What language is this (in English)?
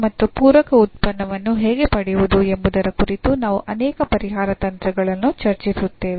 Kannada